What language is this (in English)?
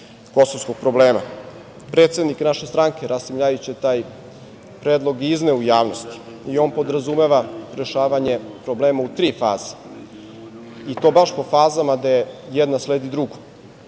Serbian